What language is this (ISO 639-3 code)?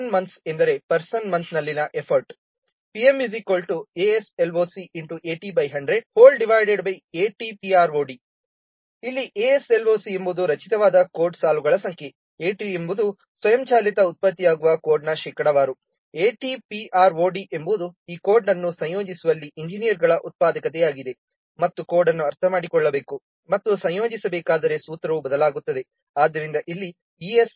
kan